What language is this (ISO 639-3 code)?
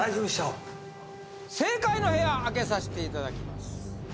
jpn